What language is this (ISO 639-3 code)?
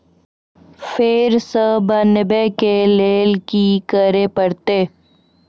mai